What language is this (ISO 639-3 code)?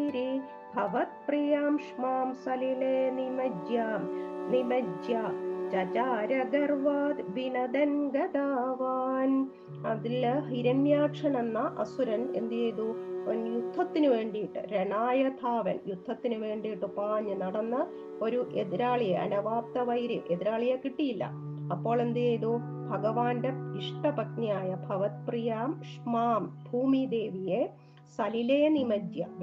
mal